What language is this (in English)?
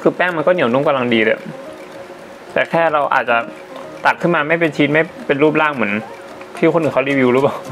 Thai